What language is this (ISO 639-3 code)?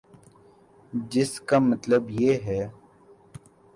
urd